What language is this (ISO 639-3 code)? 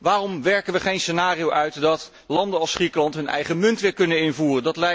nld